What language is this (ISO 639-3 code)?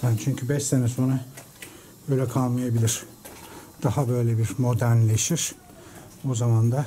tur